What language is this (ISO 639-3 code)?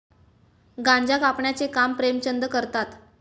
mar